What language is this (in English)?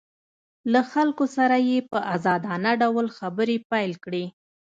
Pashto